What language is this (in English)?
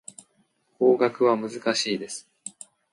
Japanese